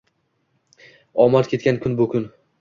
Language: Uzbek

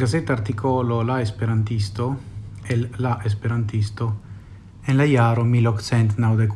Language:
Italian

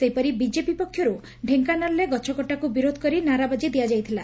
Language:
Odia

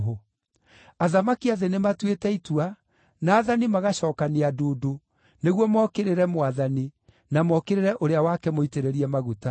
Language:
Kikuyu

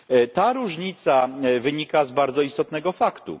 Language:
Polish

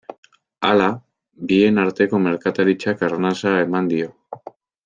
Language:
Basque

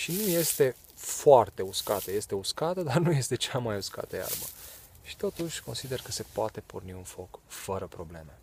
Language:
Romanian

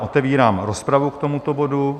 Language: Czech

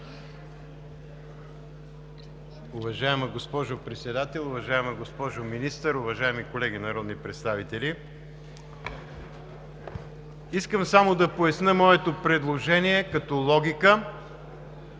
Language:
Bulgarian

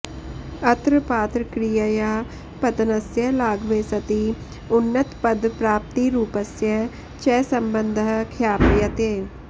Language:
Sanskrit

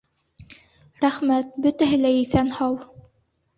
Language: Bashkir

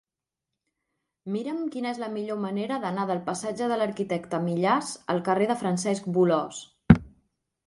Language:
Catalan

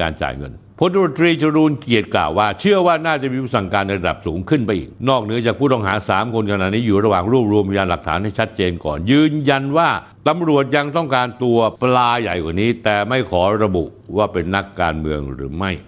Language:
Thai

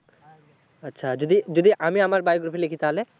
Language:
Bangla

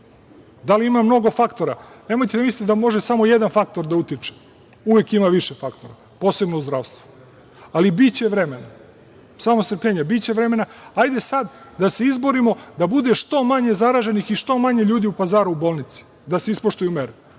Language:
Serbian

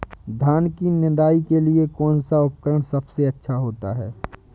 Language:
Hindi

